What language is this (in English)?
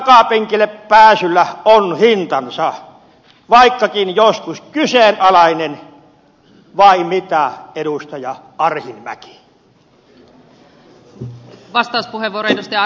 Finnish